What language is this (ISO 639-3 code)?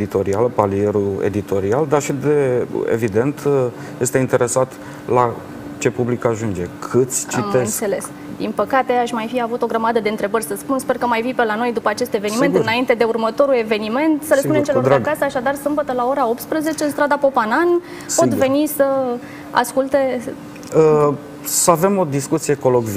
ron